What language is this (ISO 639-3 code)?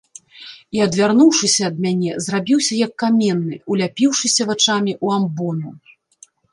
bel